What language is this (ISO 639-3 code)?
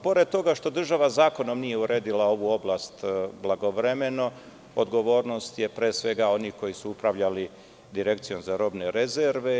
srp